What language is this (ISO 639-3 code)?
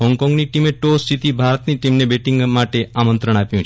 guj